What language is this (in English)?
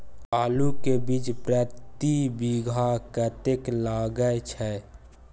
Maithili